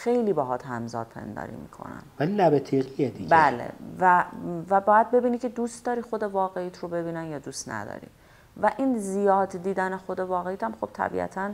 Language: Persian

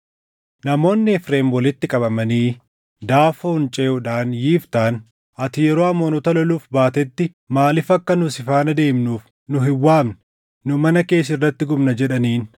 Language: Oromo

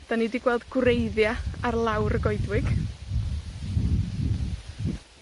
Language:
Welsh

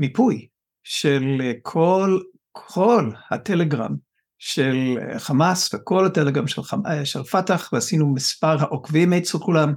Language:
Hebrew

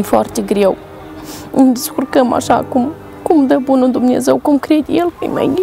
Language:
Romanian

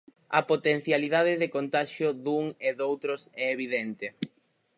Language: Galician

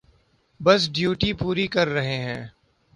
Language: Urdu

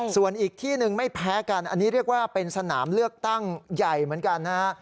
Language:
Thai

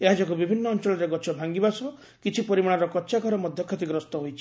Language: Odia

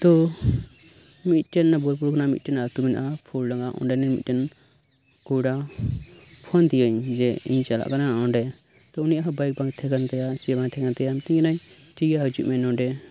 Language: Santali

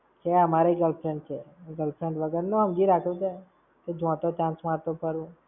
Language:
Gujarati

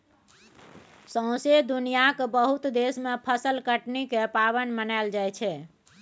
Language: Maithili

